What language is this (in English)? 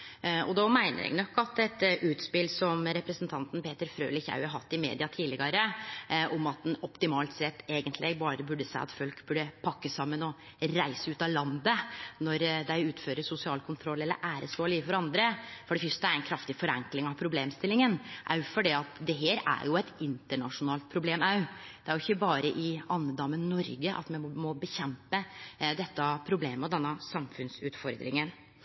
Norwegian Nynorsk